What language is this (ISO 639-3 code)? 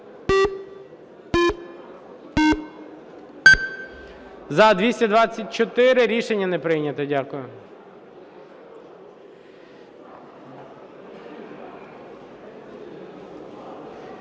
ukr